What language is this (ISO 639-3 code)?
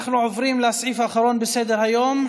heb